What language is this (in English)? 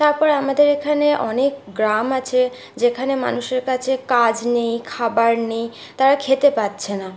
Bangla